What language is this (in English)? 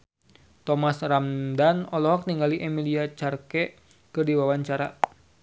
Sundanese